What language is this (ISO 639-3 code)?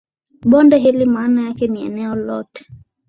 swa